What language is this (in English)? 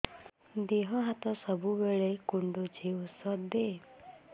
Odia